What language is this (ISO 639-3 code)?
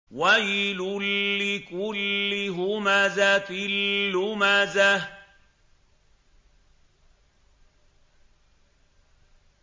ara